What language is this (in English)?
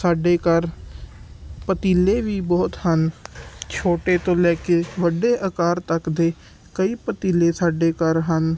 Punjabi